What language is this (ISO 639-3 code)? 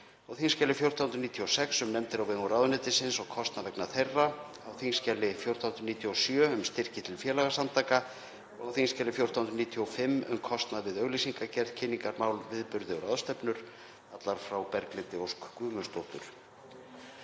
isl